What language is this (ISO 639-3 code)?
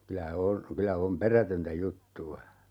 fin